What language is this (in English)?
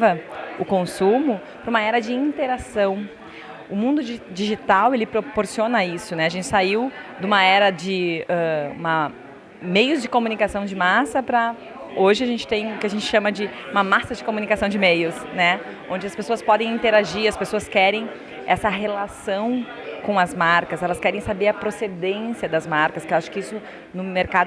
Portuguese